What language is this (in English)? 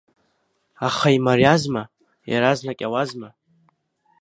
Abkhazian